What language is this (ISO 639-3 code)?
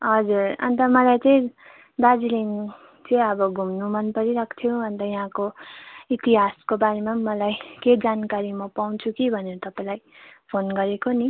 nep